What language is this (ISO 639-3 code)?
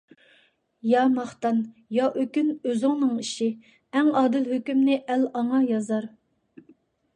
uig